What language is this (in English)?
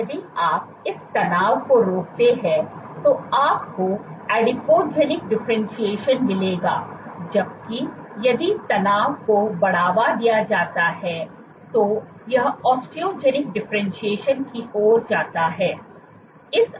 Hindi